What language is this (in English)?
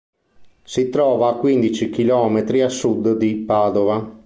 Italian